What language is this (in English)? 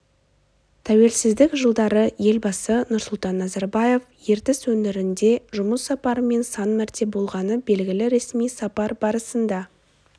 Kazakh